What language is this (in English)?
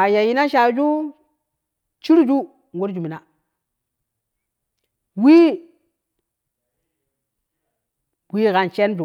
Kushi